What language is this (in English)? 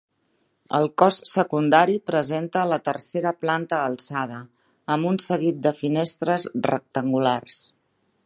Catalan